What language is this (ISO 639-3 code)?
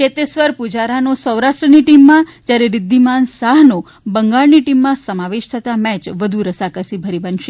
guj